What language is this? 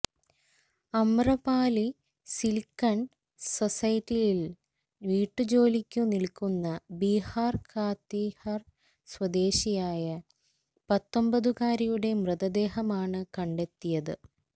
Malayalam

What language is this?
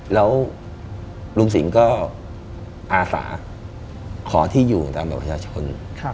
Thai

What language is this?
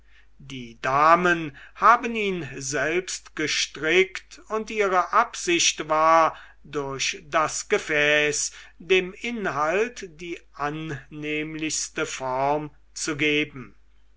German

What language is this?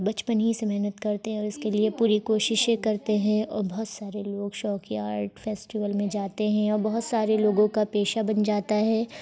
Urdu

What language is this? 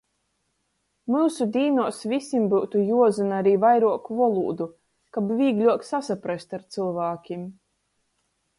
Latgalian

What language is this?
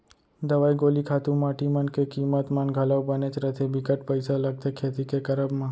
Chhattisgarhi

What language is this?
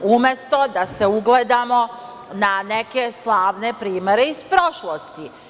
Serbian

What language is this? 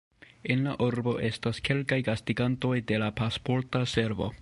Esperanto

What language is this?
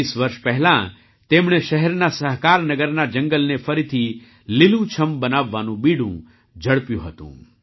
Gujarati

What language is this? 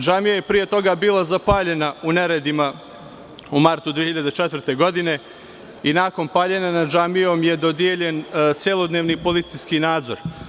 Serbian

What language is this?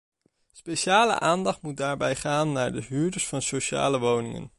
Dutch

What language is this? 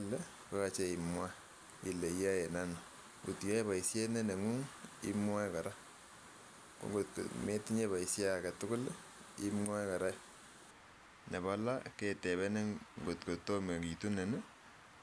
Kalenjin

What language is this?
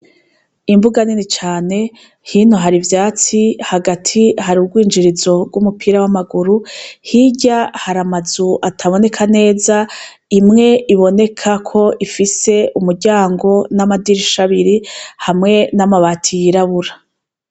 Rundi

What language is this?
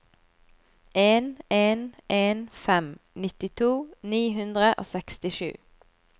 Norwegian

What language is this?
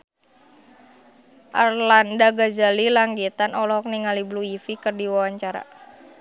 Sundanese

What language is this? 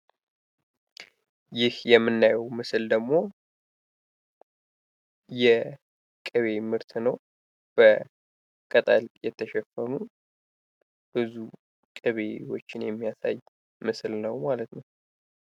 Amharic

